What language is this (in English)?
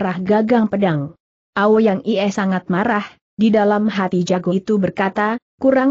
Indonesian